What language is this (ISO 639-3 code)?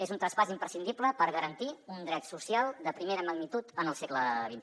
cat